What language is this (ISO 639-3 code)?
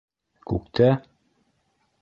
bak